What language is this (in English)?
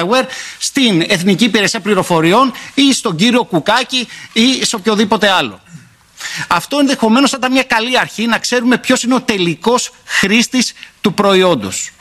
Greek